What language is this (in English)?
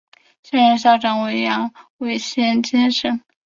Chinese